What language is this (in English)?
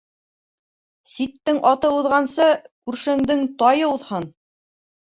Bashkir